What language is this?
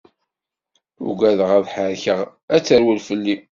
Kabyle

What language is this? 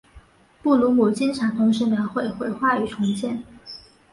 Chinese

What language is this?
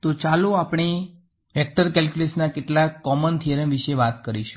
Gujarati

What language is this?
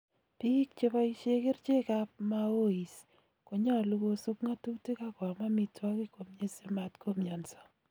Kalenjin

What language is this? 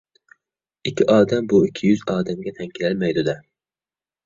Uyghur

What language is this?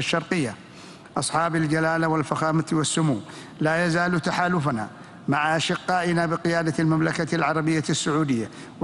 Arabic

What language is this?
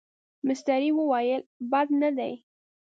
Pashto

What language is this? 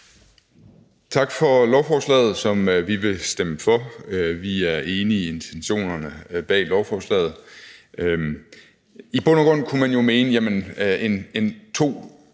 Danish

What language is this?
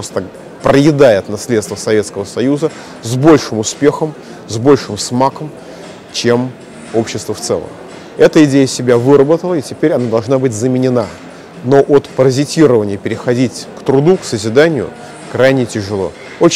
Russian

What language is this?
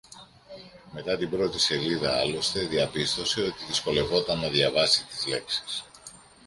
Greek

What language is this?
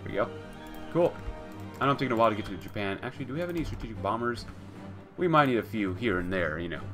English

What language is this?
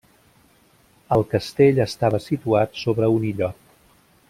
Catalan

